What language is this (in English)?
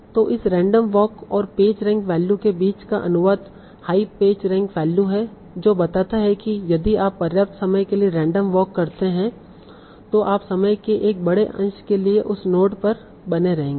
Hindi